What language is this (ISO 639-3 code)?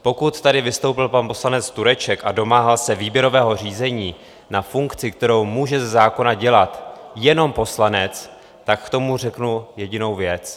ces